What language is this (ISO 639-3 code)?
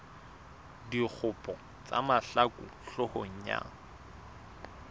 sot